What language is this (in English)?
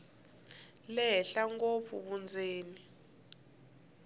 Tsonga